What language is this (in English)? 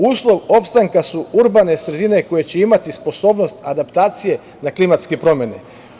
Serbian